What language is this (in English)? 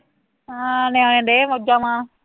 Punjabi